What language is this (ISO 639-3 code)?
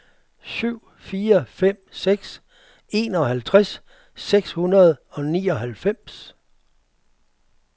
dan